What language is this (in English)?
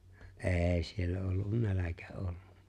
Finnish